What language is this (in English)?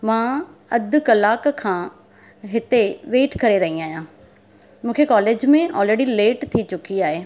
Sindhi